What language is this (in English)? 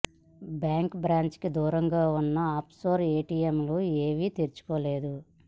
Telugu